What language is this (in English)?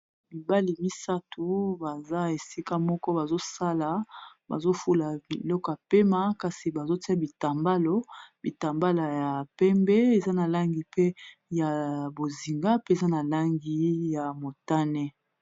Lingala